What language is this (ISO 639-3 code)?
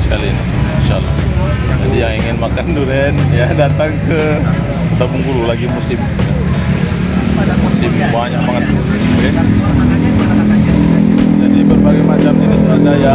ind